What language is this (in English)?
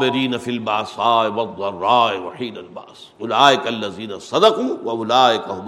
Urdu